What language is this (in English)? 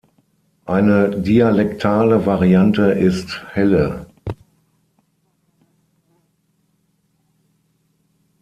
German